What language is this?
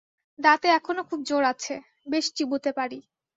Bangla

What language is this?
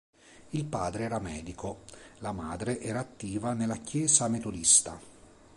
Italian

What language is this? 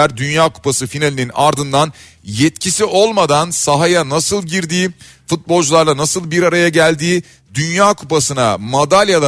Turkish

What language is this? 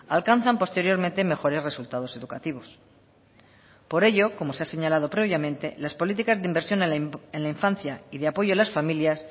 Spanish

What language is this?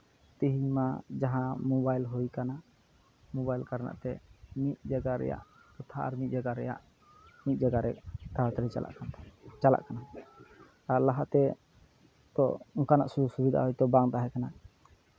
Santali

